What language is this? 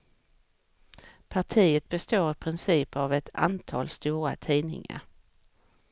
Swedish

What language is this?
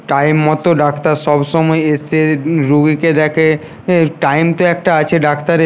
Bangla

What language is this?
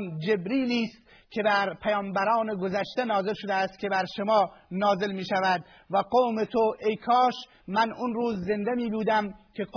Persian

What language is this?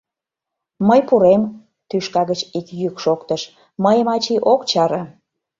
Mari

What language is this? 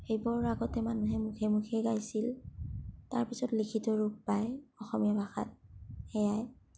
Assamese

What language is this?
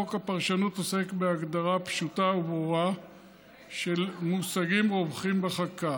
Hebrew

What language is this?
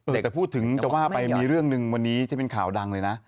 Thai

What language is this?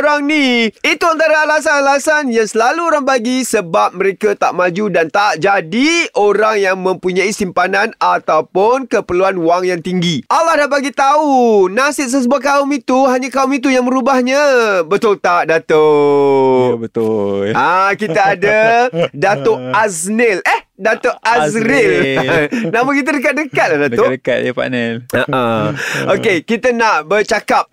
Malay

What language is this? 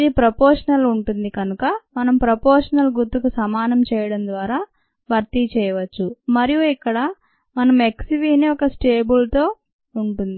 Telugu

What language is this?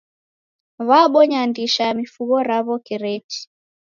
Taita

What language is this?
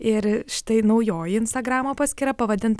Lithuanian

